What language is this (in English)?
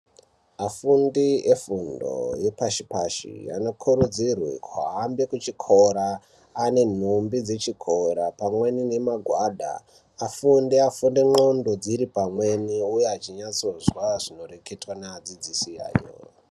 Ndau